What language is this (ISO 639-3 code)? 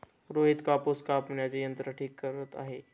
mar